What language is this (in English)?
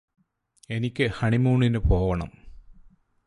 Malayalam